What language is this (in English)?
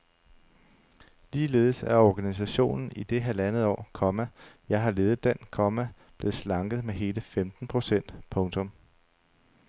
Danish